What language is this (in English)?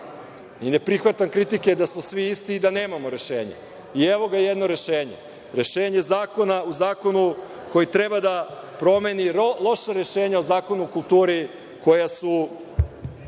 Serbian